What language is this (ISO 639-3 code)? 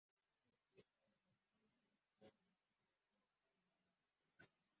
kin